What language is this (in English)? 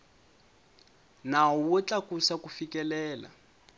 Tsonga